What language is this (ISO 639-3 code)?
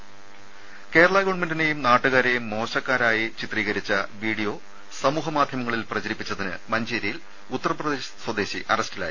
mal